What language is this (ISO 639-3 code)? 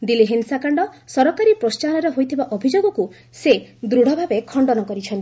ori